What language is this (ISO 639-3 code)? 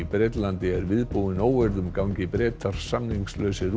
isl